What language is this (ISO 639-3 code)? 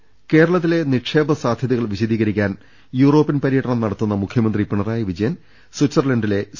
mal